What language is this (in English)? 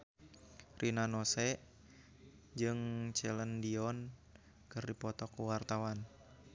Sundanese